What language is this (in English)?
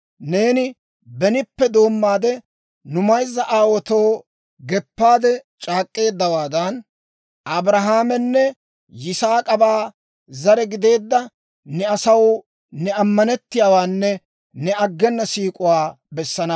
Dawro